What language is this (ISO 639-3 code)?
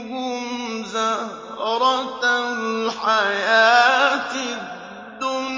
ara